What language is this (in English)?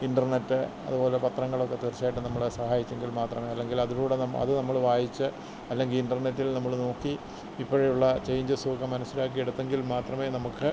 Malayalam